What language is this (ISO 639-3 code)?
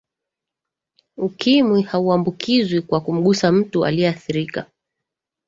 swa